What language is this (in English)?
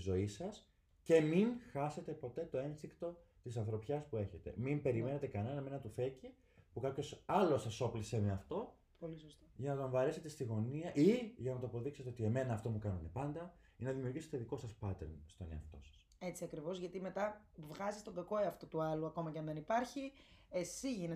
Greek